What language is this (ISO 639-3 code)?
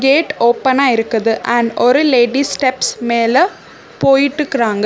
tam